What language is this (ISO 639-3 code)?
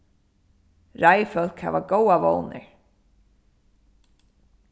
fao